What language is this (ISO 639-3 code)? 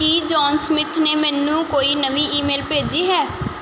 pan